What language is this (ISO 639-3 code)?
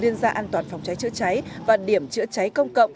vie